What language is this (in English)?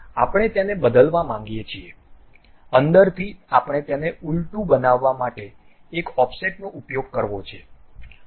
Gujarati